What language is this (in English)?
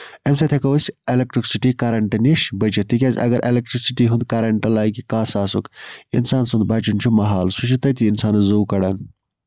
Kashmiri